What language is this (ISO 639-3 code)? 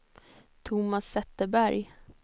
swe